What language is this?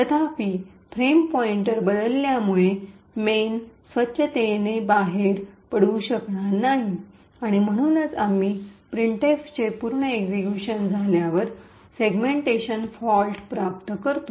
Marathi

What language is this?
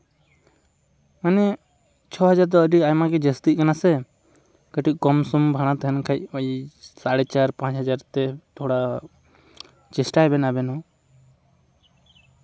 Santali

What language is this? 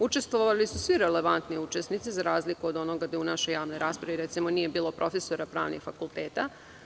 Serbian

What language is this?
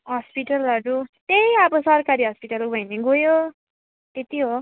Nepali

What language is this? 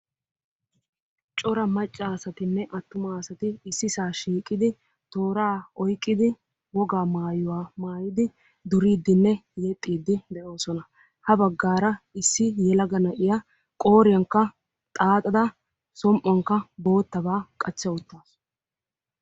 Wolaytta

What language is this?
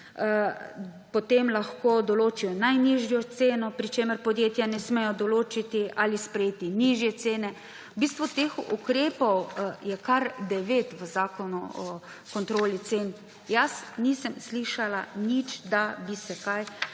Slovenian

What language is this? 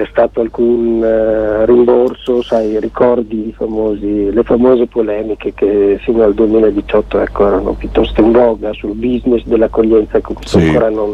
Italian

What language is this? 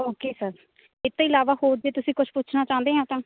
Punjabi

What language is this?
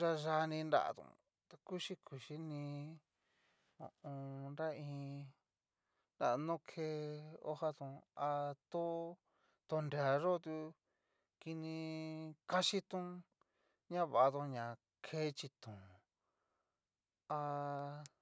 Cacaloxtepec Mixtec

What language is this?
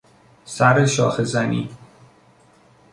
Persian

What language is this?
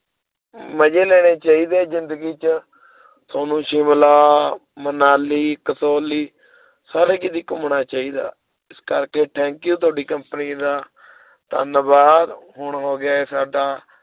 Punjabi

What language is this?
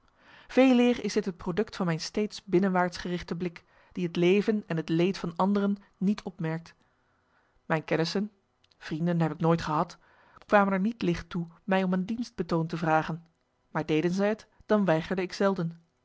Dutch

